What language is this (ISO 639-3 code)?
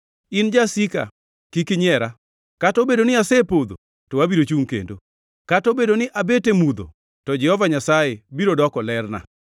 luo